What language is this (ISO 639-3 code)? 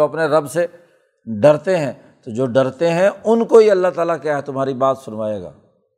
urd